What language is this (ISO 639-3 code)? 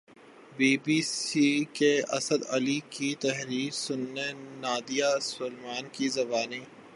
urd